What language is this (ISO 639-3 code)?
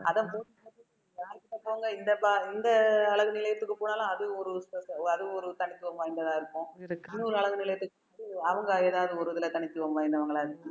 tam